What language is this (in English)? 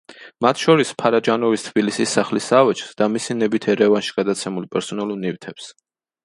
Georgian